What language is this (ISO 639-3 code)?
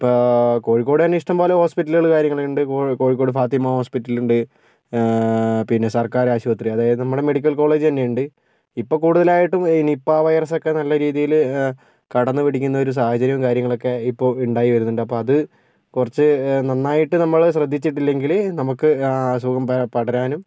mal